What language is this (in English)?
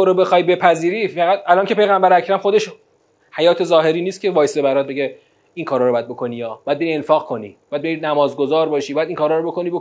Persian